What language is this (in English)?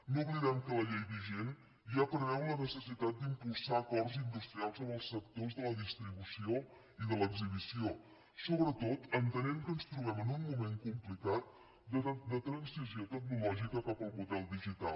Catalan